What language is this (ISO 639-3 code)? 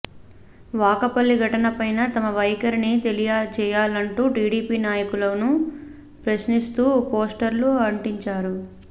tel